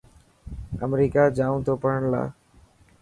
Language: Dhatki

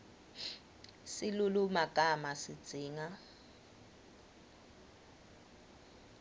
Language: Swati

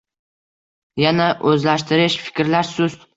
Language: Uzbek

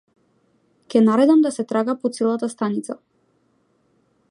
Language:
Macedonian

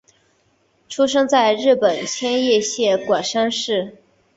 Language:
Chinese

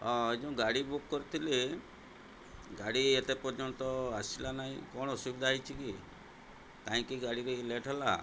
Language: Odia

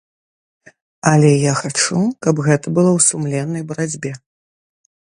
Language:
Belarusian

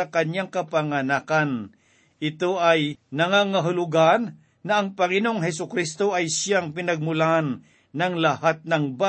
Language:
Filipino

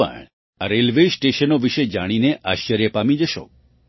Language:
Gujarati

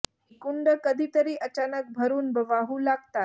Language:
Marathi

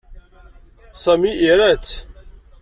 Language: Kabyle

